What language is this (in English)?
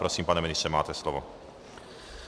Czech